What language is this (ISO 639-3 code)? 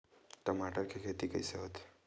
hne